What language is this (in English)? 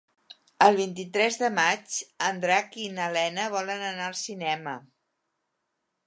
Catalan